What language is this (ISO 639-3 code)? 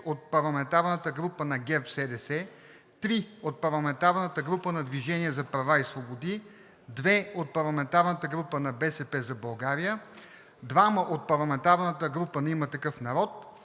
bul